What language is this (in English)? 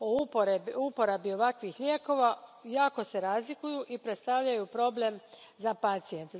Croatian